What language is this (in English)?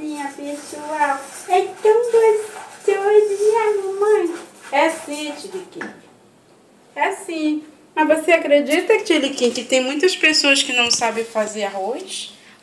Portuguese